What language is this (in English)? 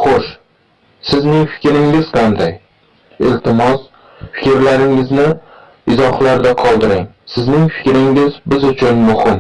Turkish